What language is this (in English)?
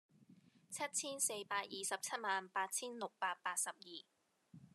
Cantonese